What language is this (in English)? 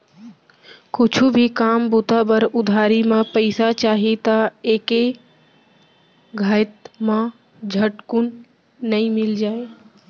Chhattisgarhi